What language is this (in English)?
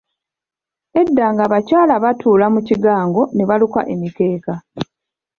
Ganda